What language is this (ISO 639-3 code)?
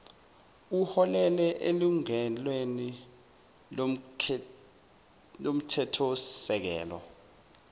zul